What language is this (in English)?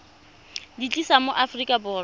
Tswana